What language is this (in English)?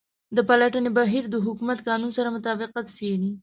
Pashto